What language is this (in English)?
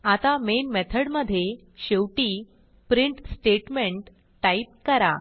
Marathi